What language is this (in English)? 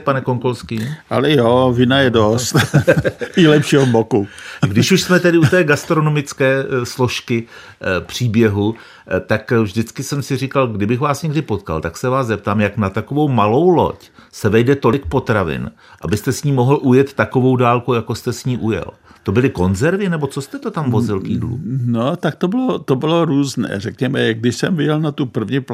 Czech